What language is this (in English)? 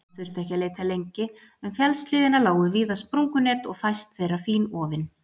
Icelandic